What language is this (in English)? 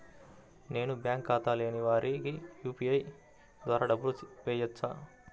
Telugu